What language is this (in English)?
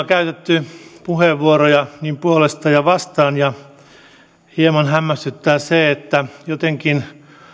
Finnish